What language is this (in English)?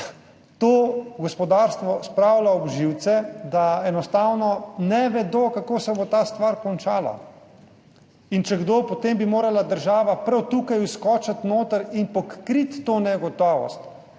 Slovenian